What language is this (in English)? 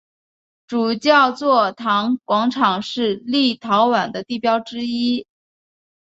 Chinese